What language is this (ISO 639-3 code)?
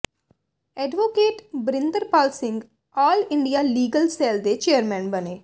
pan